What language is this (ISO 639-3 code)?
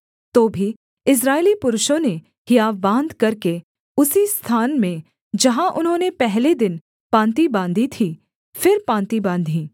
hin